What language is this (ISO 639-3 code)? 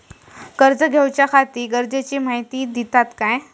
mar